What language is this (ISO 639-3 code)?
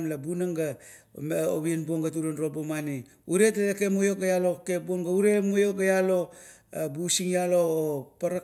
kto